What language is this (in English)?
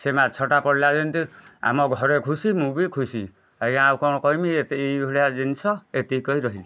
Odia